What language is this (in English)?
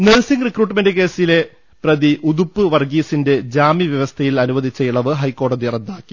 Malayalam